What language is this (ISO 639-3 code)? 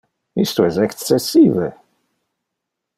ina